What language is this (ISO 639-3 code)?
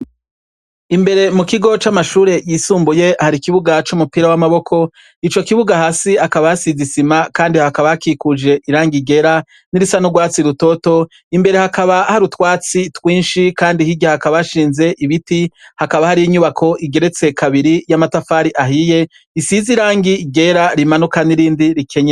run